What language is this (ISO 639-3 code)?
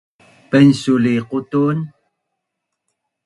bnn